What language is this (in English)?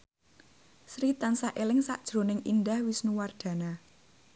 Javanese